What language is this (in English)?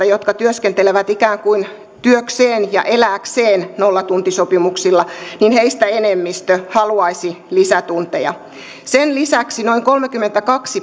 Finnish